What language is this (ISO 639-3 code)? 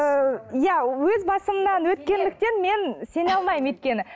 kaz